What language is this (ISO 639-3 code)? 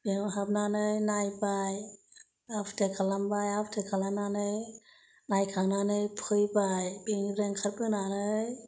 brx